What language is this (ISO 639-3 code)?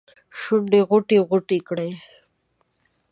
pus